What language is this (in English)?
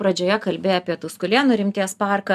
Lithuanian